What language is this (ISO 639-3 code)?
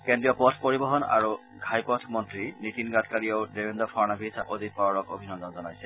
asm